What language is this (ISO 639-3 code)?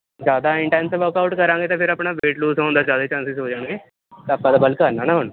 pan